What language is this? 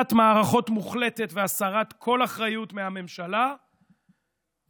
Hebrew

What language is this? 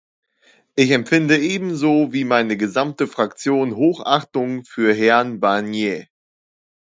German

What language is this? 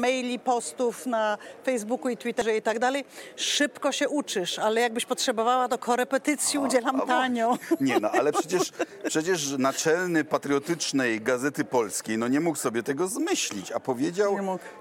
Polish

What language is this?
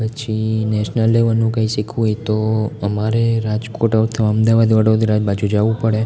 Gujarati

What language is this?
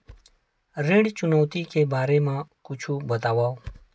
Chhattisgarhi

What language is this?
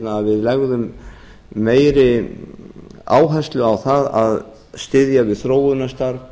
Icelandic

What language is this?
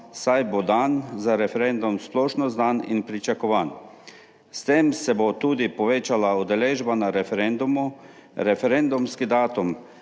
Slovenian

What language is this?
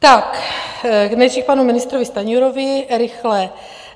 Czech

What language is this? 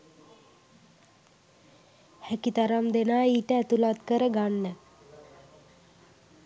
Sinhala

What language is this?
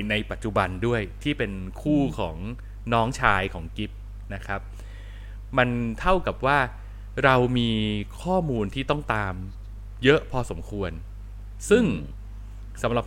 Thai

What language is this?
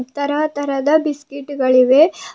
Kannada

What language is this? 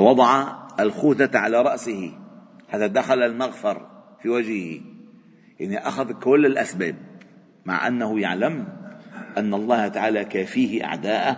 Arabic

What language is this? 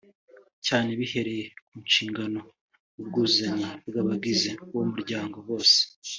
Kinyarwanda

